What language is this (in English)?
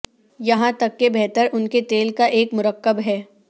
Urdu